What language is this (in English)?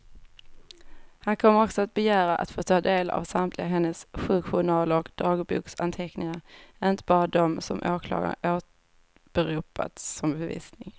Swedish